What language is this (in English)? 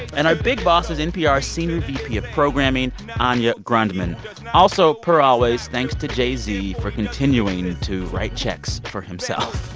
English